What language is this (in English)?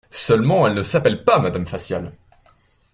French